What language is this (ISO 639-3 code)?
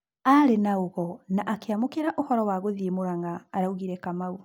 kik